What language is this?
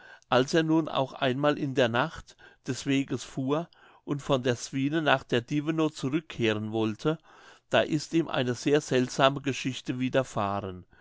German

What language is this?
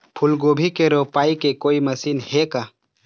Chhattisgarhi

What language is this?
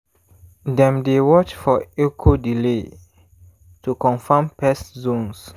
Nigerian Pidgin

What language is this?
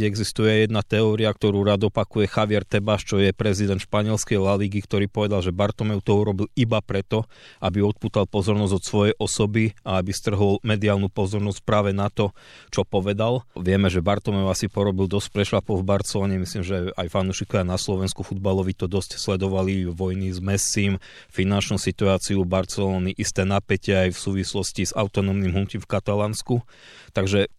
Slovak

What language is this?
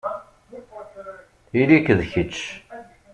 Kabyle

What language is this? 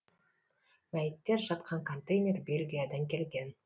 Kazakh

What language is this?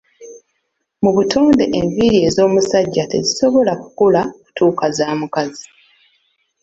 Ganda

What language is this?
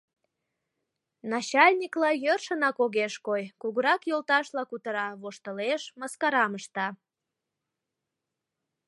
Mari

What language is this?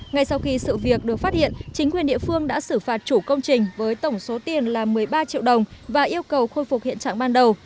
Vietnamese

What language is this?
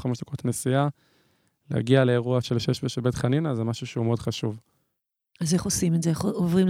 Hebrew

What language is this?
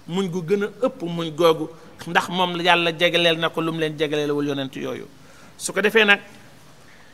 Arabic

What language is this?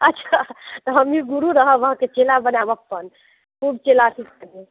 Maithili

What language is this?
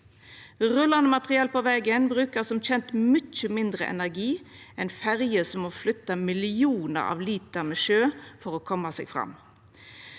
Norwegian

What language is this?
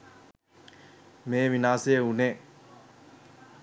Sinhala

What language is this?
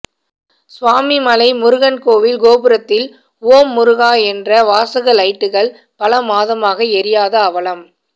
Tamil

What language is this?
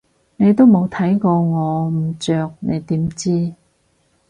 Cantonese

